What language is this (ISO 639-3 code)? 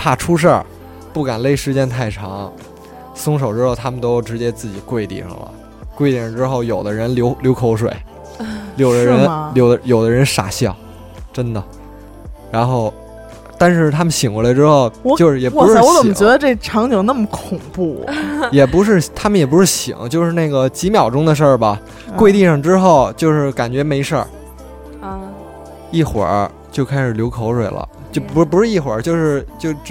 zho